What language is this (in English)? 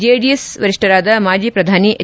Kannada